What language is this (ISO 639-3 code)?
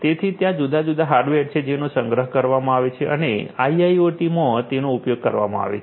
guj